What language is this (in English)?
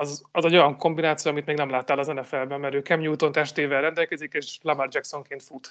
Hungarian